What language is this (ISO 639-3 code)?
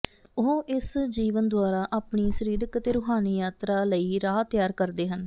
pan